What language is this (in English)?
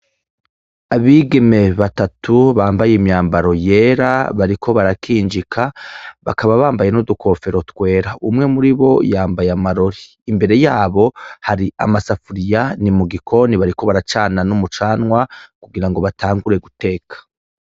Rundi